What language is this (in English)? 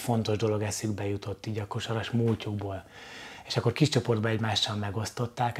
Hungarian